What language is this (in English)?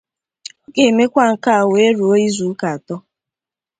Igbo